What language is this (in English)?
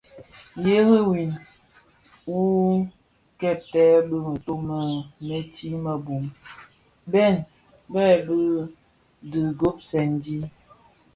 Bafia